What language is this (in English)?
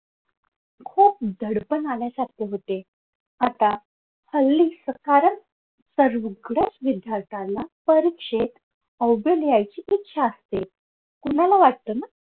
Marathi